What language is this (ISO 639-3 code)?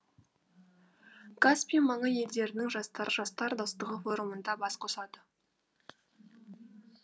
kaz